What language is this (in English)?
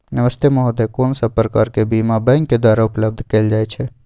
Maithili